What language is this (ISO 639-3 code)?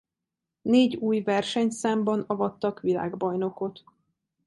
hun